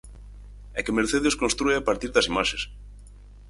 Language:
Galician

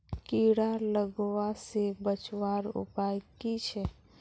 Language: Magahi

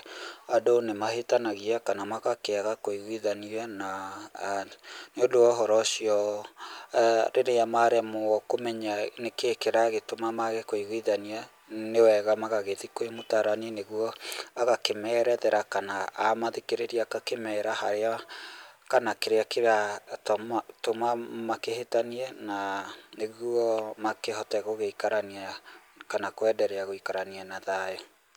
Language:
Kikuyu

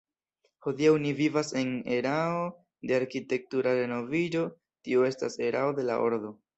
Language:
Esperanto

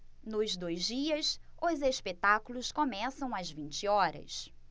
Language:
Portuguese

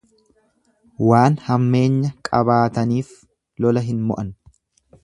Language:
Oromo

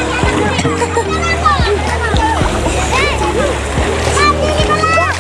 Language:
Indonesian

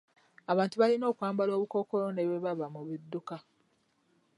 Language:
Ganda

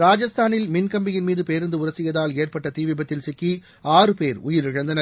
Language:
Tamil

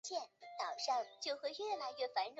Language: Chinese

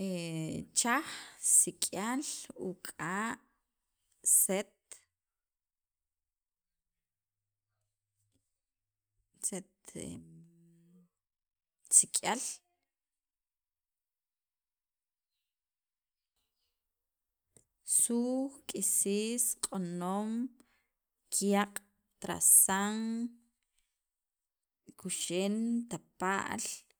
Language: Sacapulteco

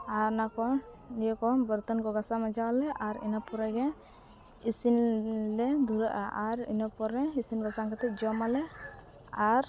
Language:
Santali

